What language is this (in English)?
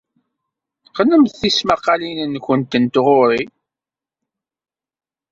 Kabyle